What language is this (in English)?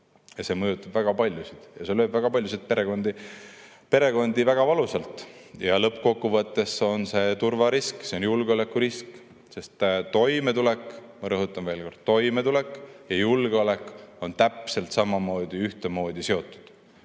Estonian